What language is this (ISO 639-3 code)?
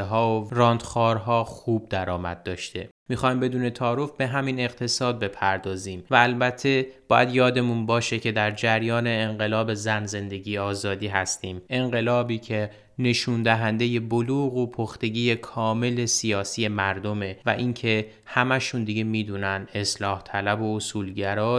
fas